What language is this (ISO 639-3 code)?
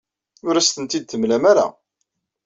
kab